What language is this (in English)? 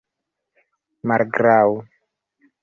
Esperanto